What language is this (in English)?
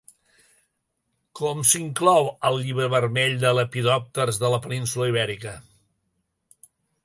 Catalan